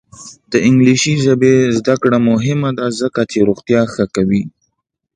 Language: Pashto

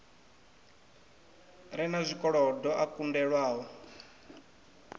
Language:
Venda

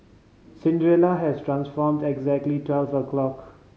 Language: English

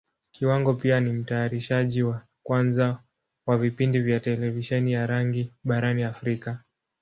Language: Swahili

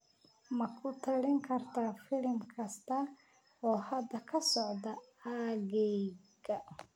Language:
Somali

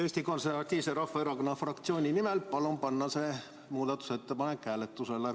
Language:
Estonian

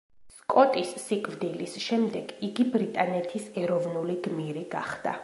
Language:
Georgian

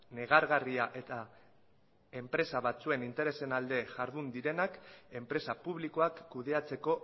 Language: Basque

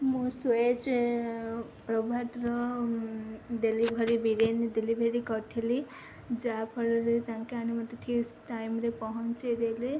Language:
Odia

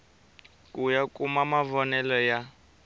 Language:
Tsonga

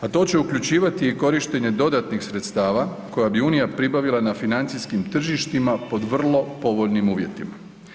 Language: Croatian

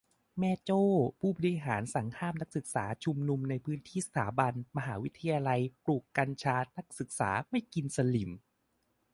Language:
Thai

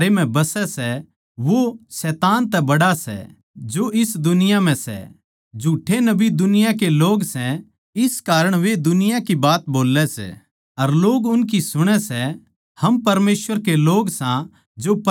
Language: Haryanvi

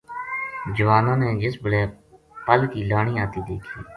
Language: Gujari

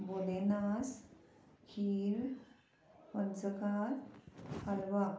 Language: Konkani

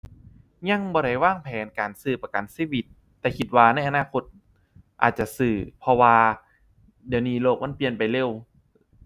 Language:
Thai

